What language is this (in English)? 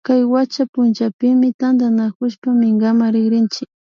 Imbabura Highland Quichua